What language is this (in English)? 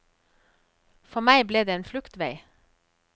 Norwegian